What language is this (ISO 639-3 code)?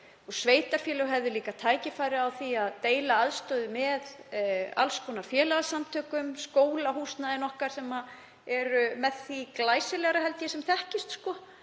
isl